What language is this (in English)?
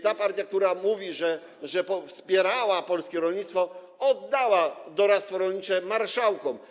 Polish